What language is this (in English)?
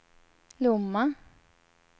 Swedish